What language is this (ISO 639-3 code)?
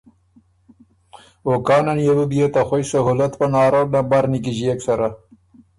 oru